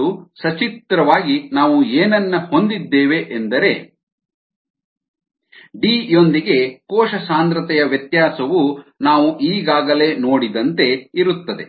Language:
Kannada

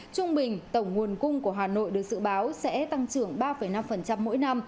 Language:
Vietnamese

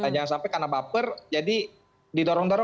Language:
Indonesian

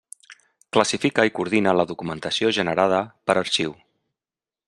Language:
Catalan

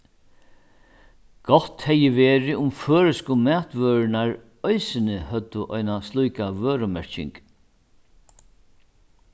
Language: Faroese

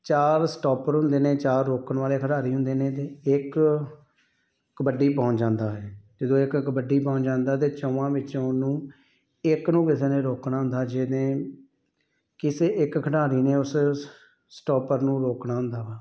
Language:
Punjabi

